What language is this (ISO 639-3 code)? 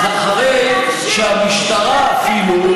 heb